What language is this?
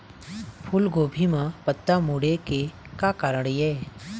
Chhattisgarhi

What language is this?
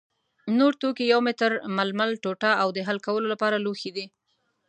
Pashto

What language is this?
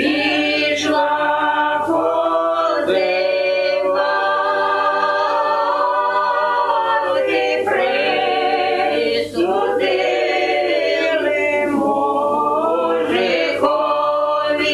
Ukrainian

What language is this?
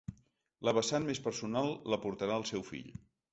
Catalan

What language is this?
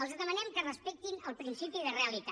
Catalan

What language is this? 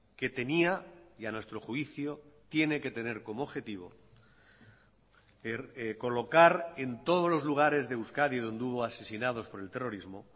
Spanish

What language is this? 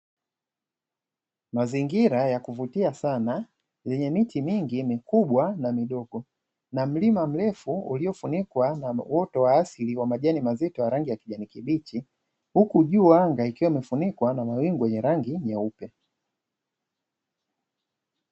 Swahili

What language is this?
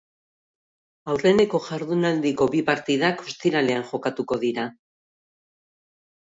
Basque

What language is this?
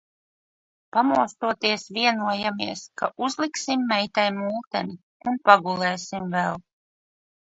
Latvian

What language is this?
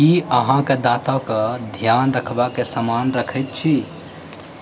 Maithili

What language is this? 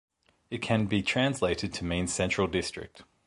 English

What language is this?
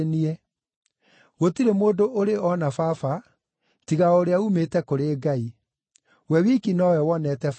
Kikuyu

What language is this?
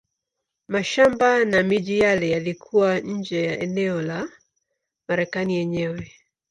Swahili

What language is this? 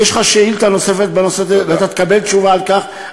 Hebrew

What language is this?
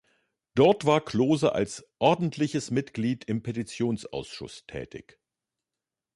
German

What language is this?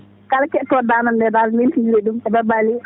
Fula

